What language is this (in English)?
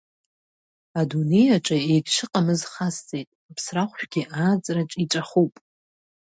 Abkhazian